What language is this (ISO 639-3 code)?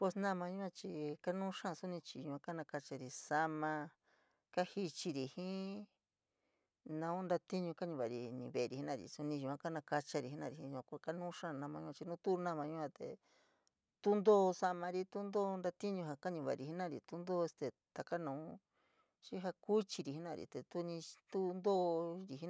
mig